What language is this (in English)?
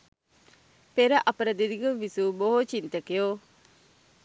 Sinhala